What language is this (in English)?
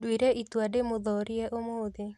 Kikuyu